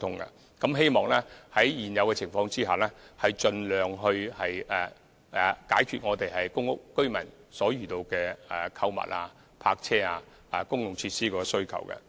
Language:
Cantonese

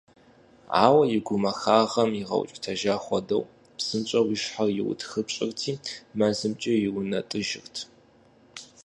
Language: Kabardian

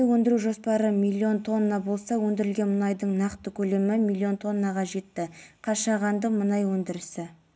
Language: Kazakh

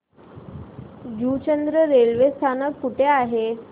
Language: Marathi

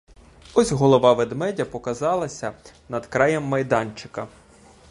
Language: Ukrainian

